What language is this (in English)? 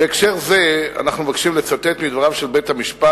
Hebrew